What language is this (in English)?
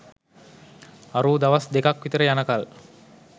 Sinhala